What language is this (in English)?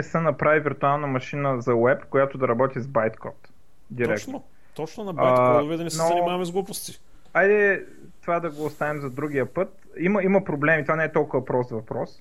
Bulgarian